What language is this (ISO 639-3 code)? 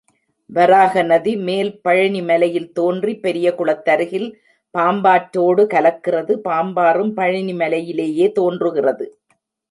tam